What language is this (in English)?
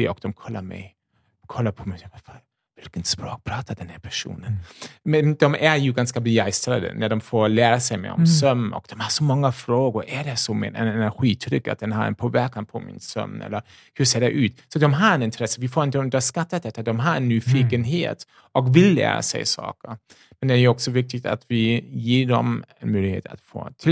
Swedish